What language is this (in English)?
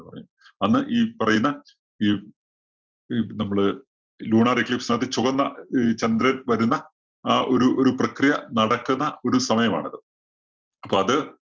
Malayalam